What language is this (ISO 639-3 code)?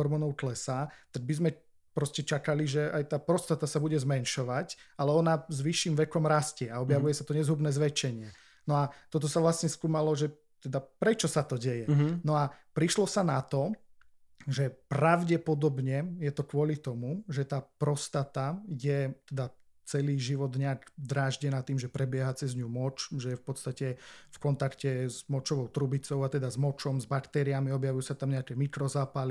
slk